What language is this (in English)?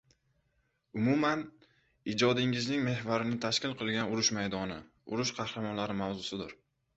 Uzbek